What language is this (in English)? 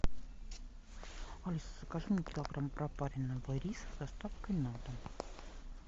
Russian